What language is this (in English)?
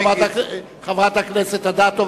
Hebrew